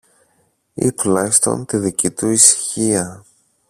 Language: Greek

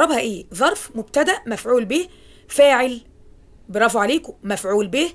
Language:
Arabic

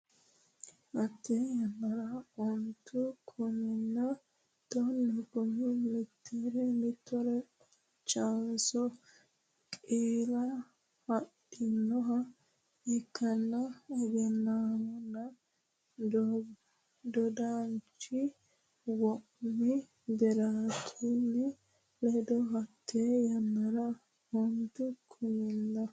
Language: Sidamo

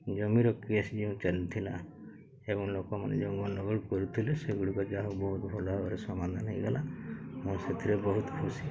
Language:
Odia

